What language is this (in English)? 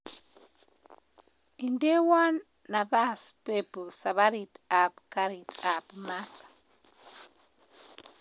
Kalenjin